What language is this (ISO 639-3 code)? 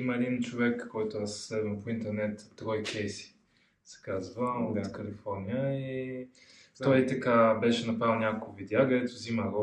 bul